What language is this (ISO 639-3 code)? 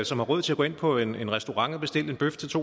dan